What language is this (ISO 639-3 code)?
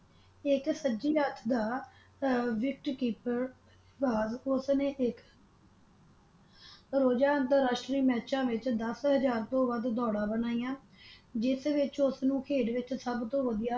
pan